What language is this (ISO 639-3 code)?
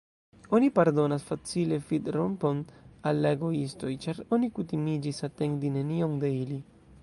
epo